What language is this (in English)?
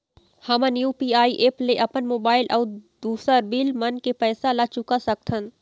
Chhattisgarhi